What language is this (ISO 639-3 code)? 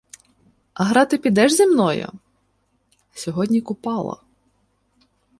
ukr